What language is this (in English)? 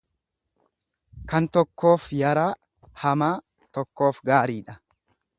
Oromo